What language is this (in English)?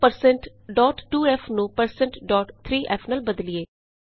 Punjabi